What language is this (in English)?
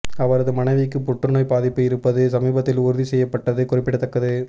Tamil